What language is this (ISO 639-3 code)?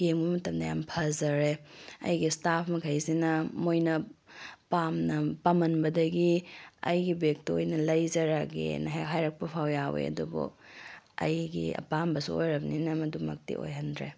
mni